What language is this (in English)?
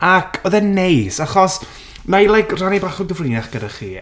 Welsh